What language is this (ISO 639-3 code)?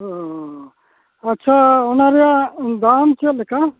sat